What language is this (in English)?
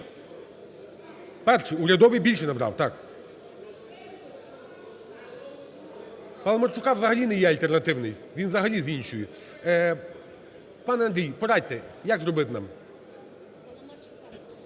Ukrainian